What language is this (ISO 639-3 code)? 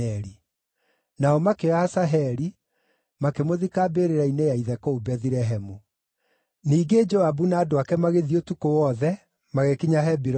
kik